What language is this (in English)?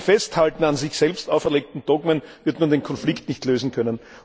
German